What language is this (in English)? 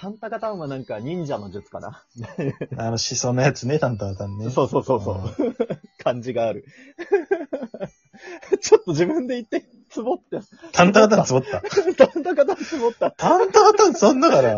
Japanese